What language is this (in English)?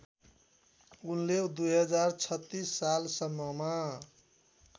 Nepali